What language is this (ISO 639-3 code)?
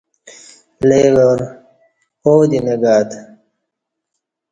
bsh